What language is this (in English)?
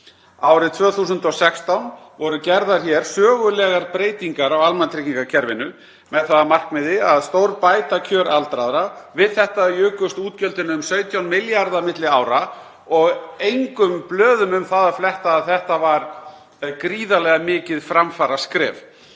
Icelandic